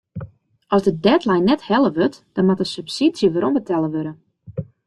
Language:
Western Frisian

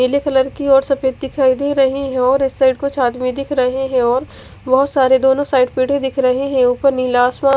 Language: Hindi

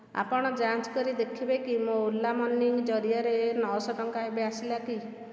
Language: Odia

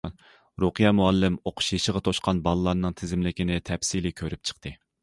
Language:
Uyghur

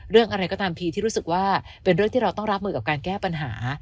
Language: Thai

